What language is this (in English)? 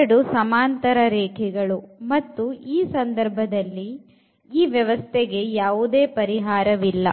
Kannada